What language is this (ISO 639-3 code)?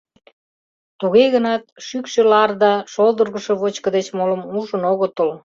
chm